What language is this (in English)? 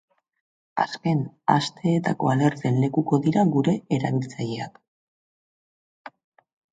Basque